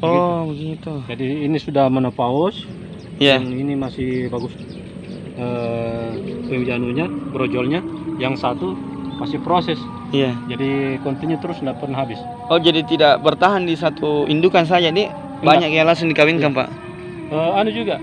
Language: Indonesian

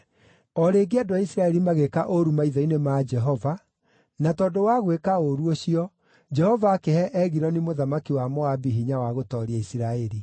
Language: Kikuyu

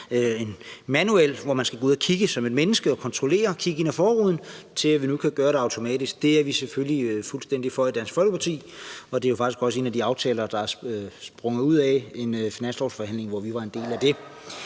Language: Danish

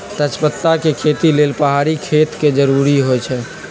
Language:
Magahi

